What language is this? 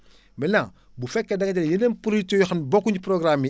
Wolof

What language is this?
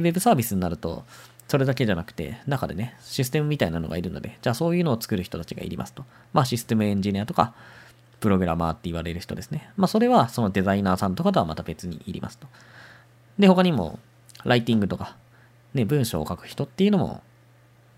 Japanese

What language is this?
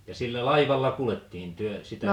Finnish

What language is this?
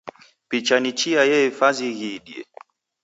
Taita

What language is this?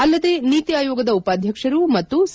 Kannada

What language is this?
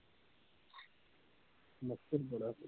Punjabi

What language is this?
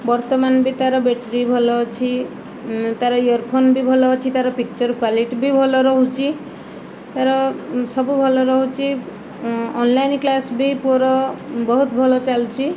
Odia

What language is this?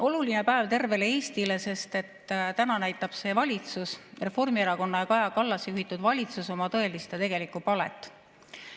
Estonian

